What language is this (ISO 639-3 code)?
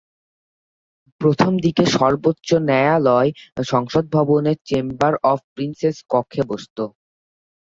ben